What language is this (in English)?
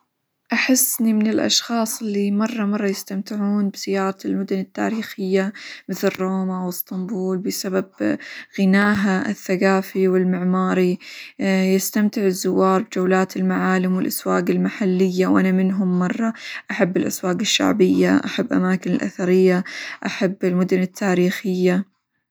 Hijazi Arabic